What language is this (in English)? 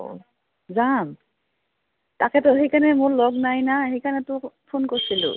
Assamese